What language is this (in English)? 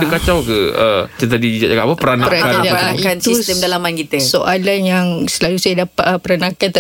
Malay